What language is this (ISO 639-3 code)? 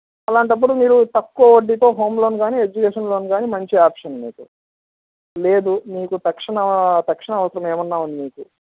tel